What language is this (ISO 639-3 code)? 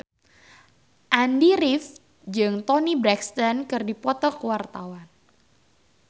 sun